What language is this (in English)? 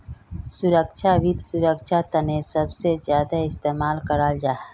Magahi